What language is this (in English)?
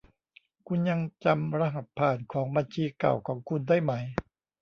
Thai